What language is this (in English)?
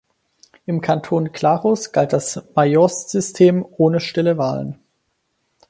German